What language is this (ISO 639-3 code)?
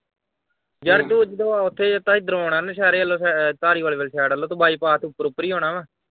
pan